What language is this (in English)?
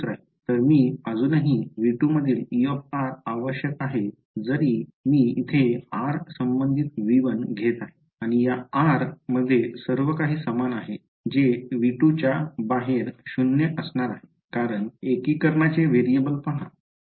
Marathi